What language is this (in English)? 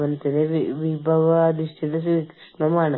Malayalam